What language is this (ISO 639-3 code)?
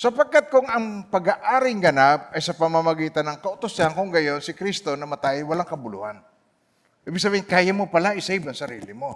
fil